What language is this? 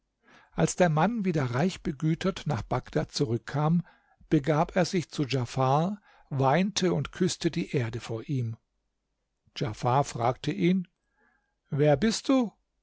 German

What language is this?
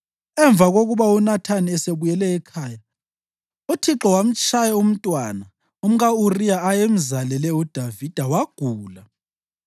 North Ndebele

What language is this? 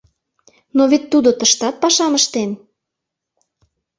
Mari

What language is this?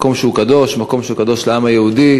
Hebrew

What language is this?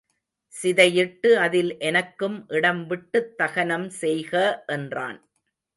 Tamil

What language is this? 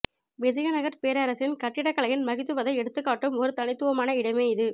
Tamil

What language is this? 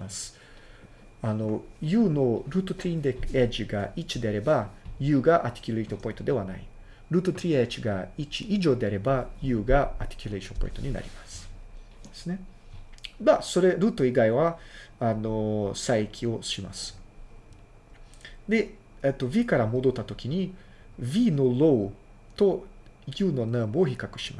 Japanese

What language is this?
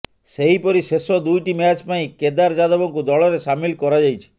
Odia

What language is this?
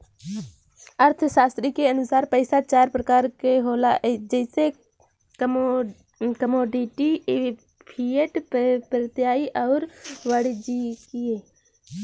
Bhojpuri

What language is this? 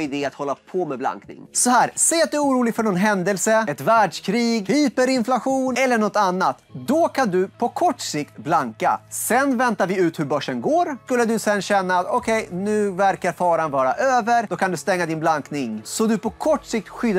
Swedish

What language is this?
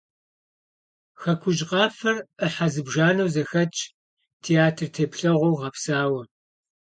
Kabardian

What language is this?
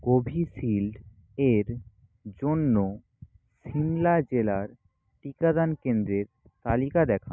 Bangla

